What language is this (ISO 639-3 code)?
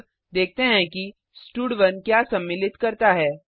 hin